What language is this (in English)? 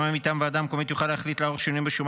Hebrew